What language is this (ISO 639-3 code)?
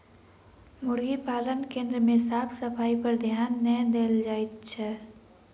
mai